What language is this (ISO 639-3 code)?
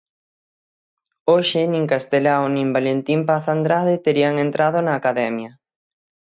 glg